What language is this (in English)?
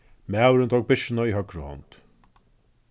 Faroese